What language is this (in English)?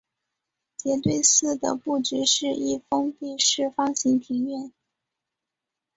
Chinese